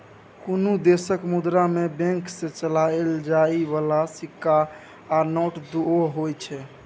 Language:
Maithili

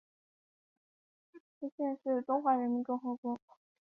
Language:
Chinese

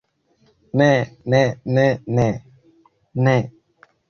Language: Esperanto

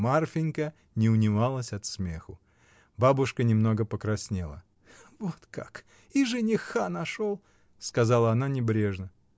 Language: Russian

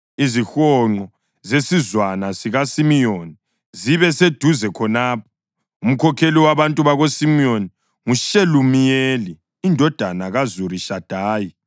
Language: North Ndebele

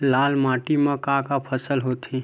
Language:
Chhattisgarhi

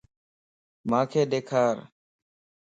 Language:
Lasi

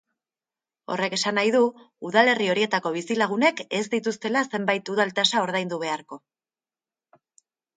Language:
Basque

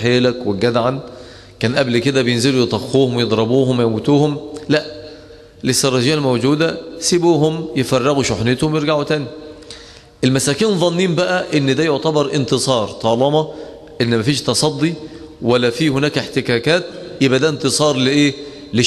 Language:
Arabic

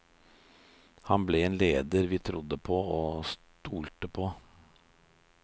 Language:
Norwegian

